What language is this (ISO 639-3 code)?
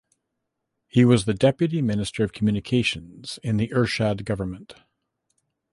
eng